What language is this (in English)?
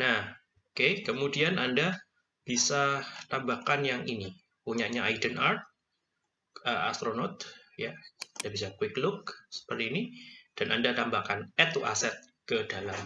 Indonesian